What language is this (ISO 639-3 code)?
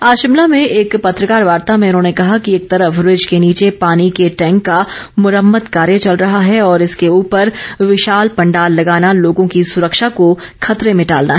hin